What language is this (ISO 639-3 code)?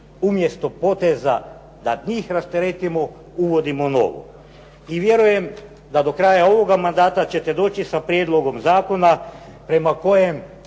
hrv